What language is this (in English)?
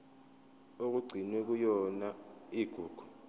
Zulu